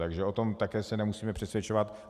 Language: Czech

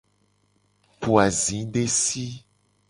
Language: Gen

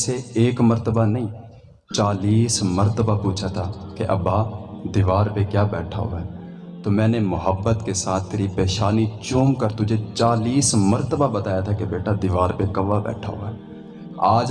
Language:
Urdu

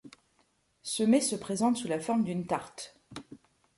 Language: French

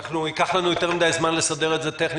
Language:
Hebrew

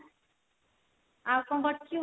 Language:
Odia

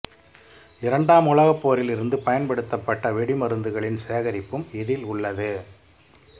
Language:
Tamil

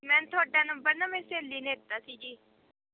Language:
Punjabi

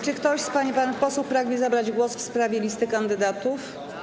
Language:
Polish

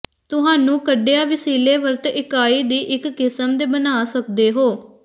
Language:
Punjabi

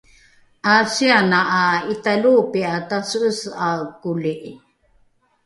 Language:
Rukai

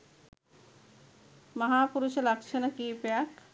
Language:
Sinhala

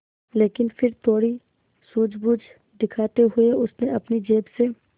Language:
Hindi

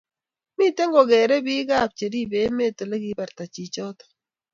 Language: Kalenjin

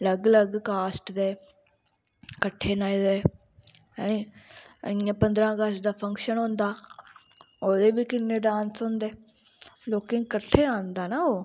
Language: Dogri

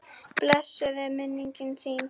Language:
Icelandic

